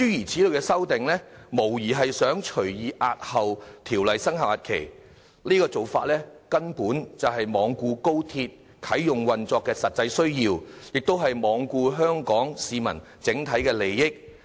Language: Cantonese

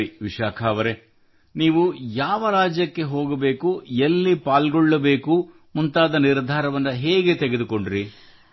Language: Kannada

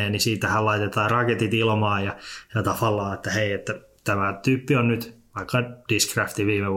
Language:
Finnish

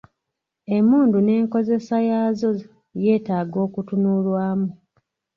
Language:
Ganda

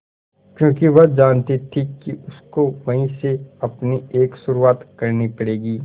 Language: Hindi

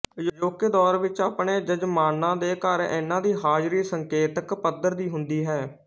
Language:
Punjabi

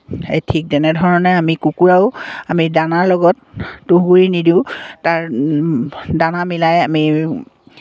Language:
Assamese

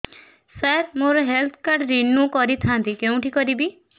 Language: Odia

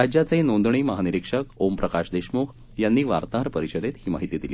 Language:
Marathi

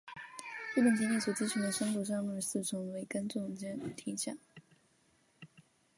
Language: Chinese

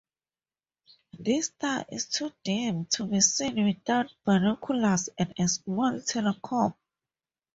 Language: English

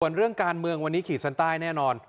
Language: Thai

